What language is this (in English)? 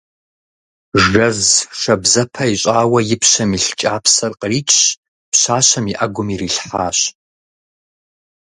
Kabardian